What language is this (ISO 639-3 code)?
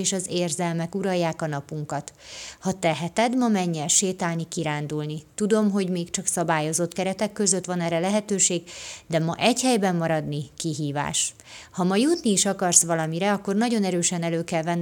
hun